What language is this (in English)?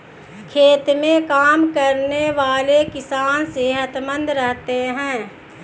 Hindi